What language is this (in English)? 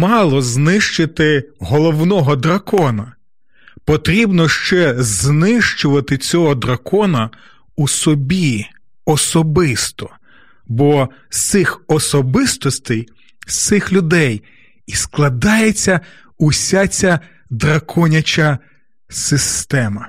Ukrainian